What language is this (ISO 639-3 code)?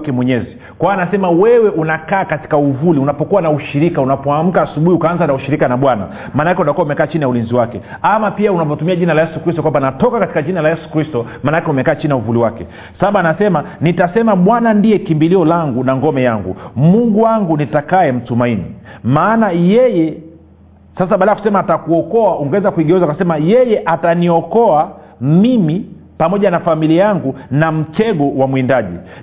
swa